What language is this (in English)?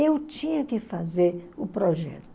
Portuguese